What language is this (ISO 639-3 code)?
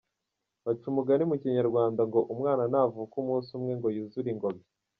kin